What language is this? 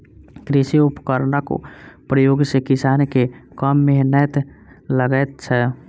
Maithili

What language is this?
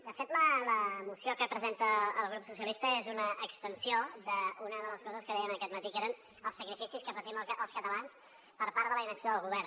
Catalan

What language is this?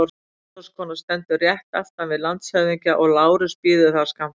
Icelandic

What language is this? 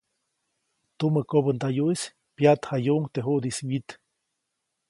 Copainalá Zoque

